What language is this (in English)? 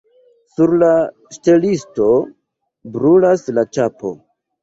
Esperanto